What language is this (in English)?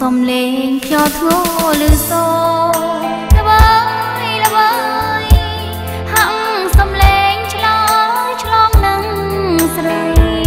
Thai